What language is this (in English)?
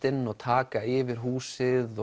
Icelandic